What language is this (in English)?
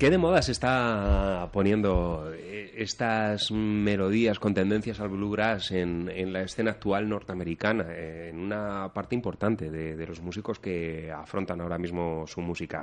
Spanish